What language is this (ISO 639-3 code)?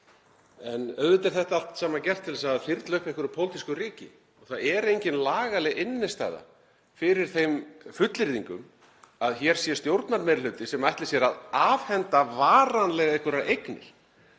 isl